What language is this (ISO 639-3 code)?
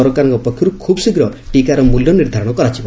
ori